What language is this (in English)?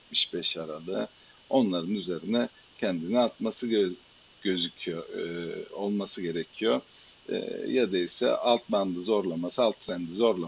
Turkish